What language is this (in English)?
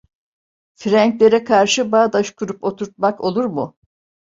Turkish